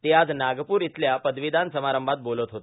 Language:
Marathi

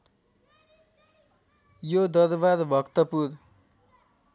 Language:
Nepali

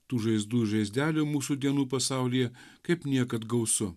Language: Lithuanian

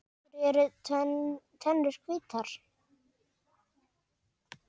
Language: Icelandic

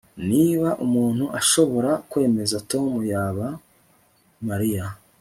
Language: Kinyarwanda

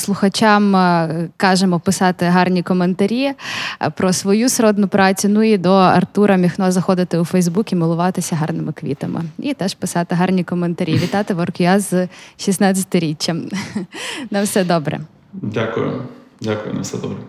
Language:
Ukrainian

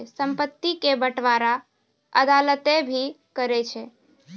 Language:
Maithili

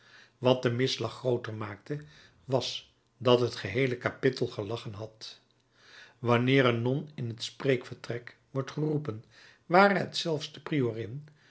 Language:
Dutch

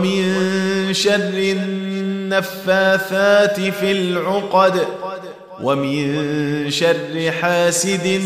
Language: Arabic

